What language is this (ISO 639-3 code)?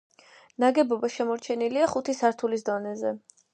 kat